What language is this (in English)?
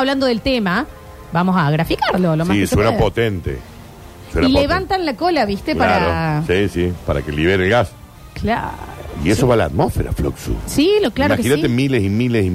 Spanish